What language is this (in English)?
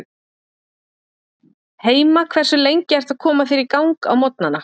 Icelandic